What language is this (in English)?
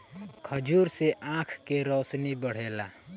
Bhojpuri